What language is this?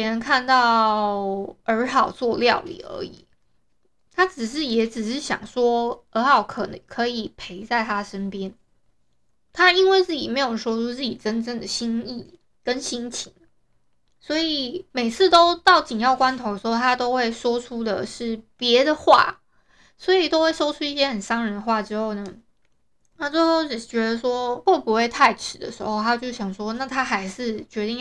Chinese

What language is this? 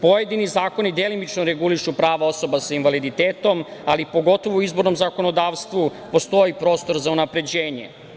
Serbian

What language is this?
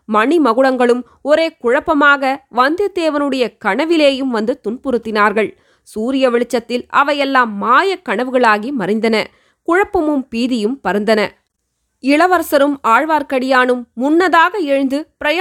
Tamil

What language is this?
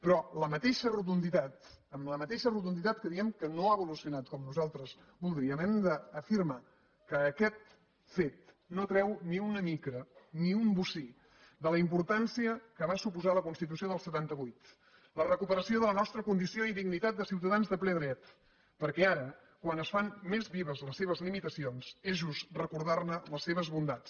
Catalan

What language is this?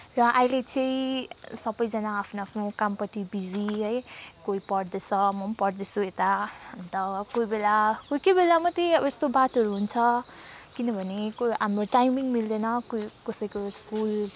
Nepali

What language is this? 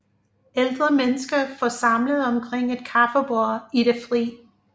Danish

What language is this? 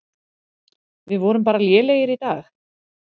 Icelandic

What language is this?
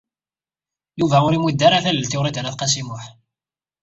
Kabyle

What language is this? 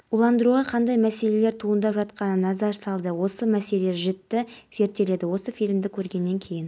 Kazakh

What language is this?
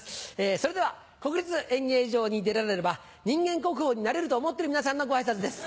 Japanese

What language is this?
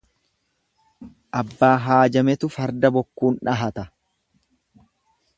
Oromo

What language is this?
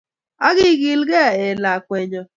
Kalenjin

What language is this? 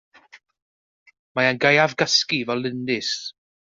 Welsh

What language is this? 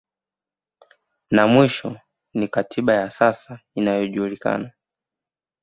Swahili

